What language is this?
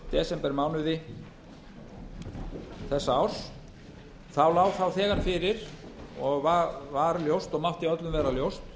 Icelandic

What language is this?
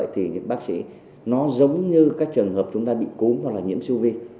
Vietnamese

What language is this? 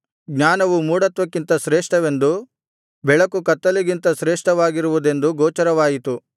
Kannada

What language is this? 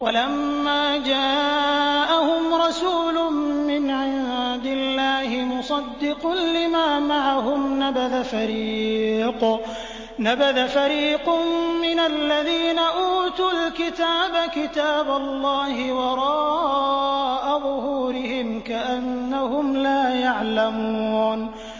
Arabic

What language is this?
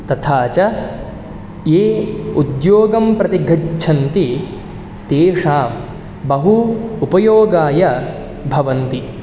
Sanskrit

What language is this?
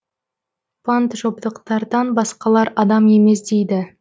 Kazakh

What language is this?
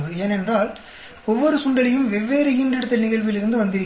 Tamil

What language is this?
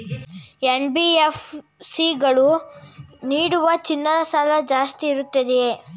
Kannada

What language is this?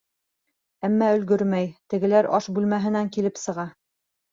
Bashkir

